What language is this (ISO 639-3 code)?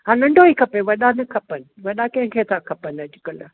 snd